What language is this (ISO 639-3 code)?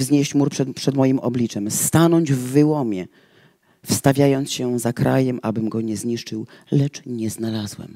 pol